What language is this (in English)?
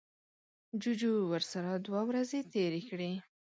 Pashto